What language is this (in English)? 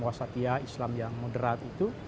Indonesian